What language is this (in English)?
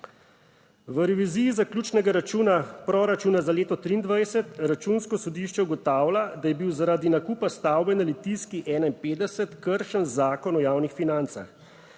Slovenian